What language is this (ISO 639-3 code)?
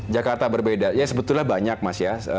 ind